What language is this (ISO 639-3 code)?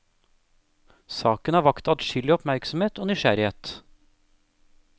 nor